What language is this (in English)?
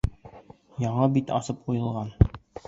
Bashkir